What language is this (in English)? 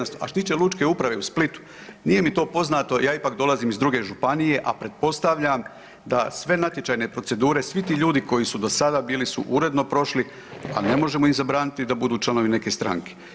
Croatian